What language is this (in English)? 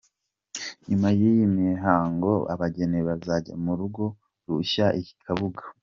Kinyarwanda